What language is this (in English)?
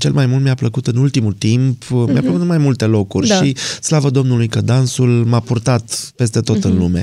Romanian